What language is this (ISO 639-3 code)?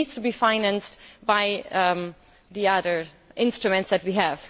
eng